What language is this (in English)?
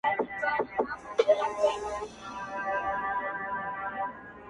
Pashto